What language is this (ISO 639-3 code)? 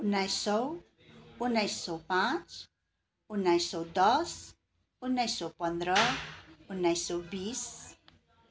nep